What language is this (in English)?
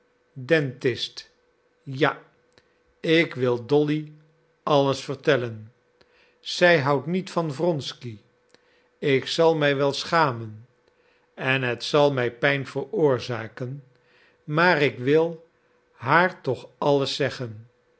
Dutch